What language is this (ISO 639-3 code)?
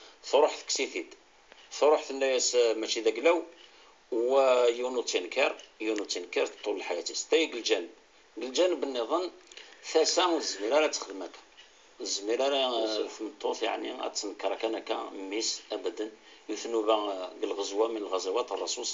ara